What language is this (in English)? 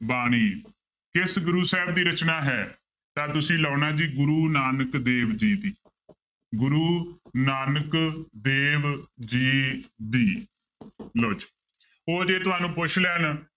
Punjabi